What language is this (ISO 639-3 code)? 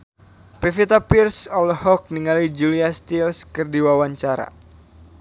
sun